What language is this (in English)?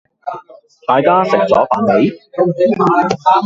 Cantonese